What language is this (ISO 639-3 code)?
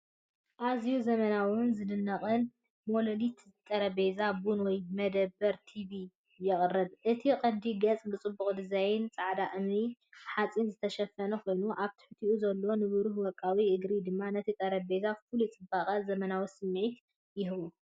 tir